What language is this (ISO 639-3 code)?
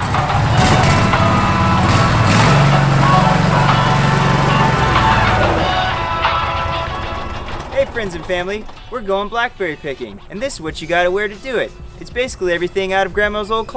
eng